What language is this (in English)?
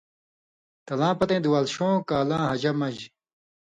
Indus Kohistani